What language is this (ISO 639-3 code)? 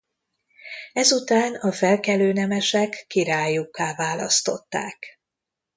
hun